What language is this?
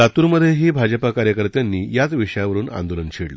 Marathi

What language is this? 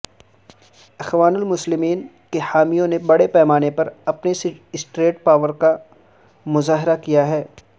Urdu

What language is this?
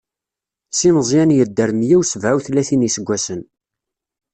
Kabyle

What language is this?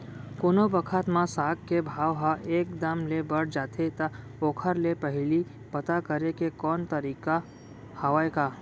Chhattisgarhi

